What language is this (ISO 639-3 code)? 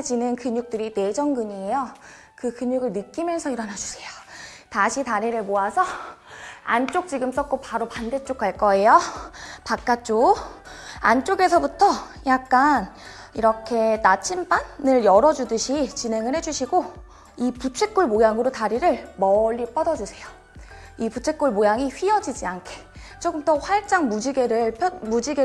kor